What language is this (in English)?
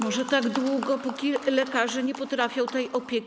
Polish